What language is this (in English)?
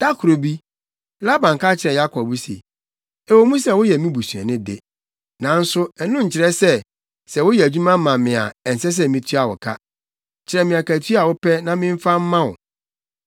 Akan